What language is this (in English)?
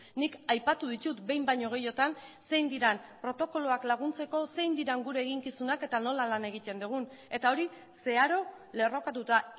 Basque